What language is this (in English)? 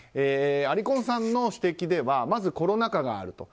Japanese